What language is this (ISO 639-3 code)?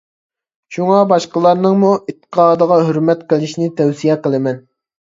uig